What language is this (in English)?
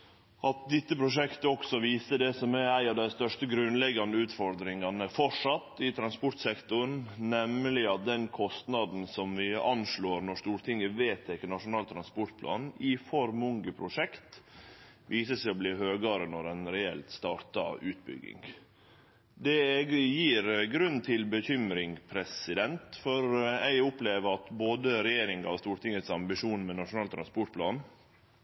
Norwegian Nynorsk